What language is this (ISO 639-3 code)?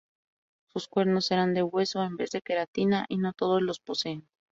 spa